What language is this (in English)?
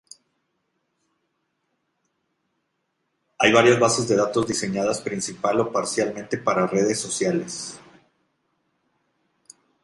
Spanish